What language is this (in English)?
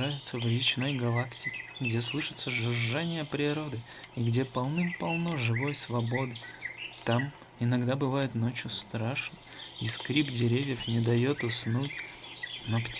Russian